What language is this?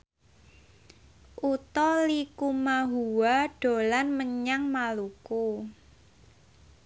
Javanese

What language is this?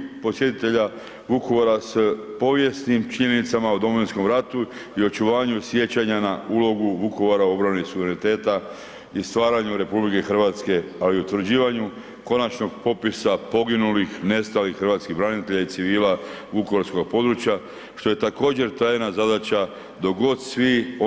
Croatian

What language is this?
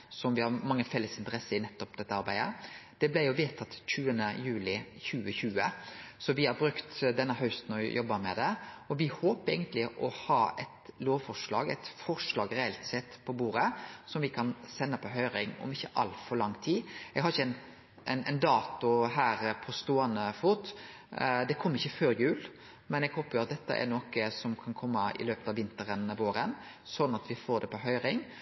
Norwegian Nynorsk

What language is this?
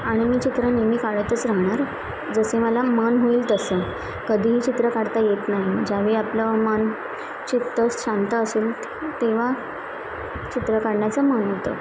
Marathi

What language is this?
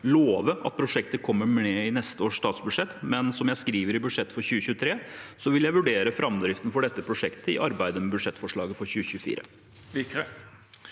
Norwegian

